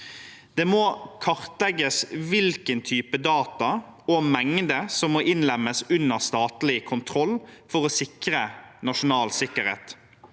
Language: Norwegian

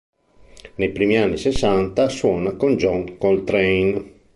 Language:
Italian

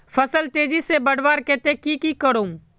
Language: Magahi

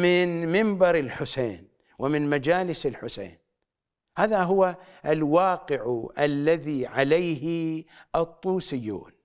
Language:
Arabic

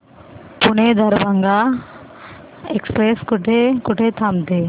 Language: Marathi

